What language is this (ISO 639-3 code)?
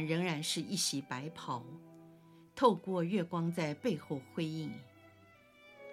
zho